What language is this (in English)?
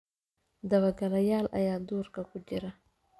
Somali